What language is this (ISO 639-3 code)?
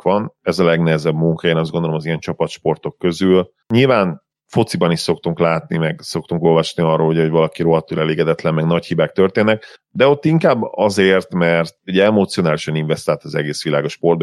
hun